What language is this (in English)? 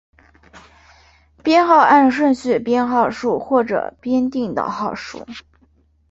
Chinese